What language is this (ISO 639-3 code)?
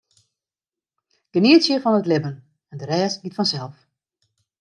fry